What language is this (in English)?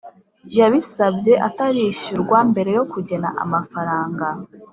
Kinyarwanda